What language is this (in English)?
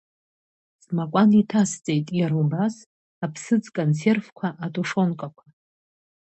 Abkhazian